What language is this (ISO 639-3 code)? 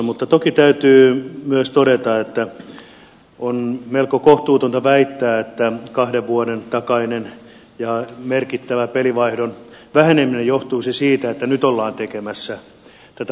fin